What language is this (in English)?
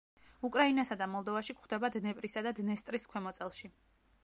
Georgian